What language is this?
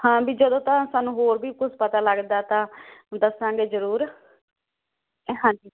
Punjabi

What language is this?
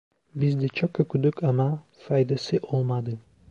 Turkish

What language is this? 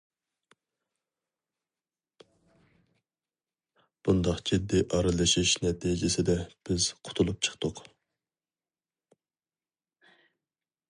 Uyghur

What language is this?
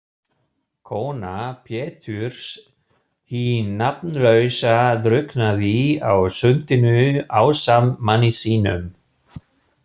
Icelandic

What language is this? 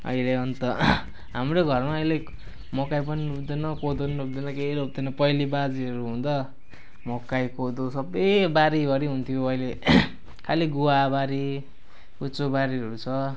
Nepali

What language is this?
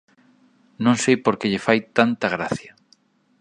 Galician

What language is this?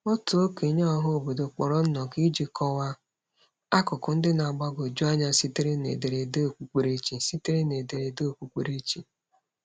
Igbo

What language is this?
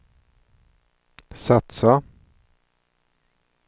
Swedish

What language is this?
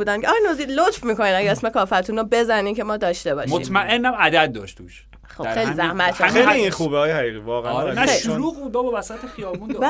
Persian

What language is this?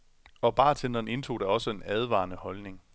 Danish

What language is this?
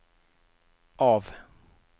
Norwegian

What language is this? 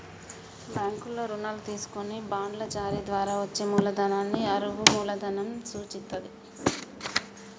Telugu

